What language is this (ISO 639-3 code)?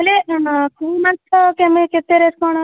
ori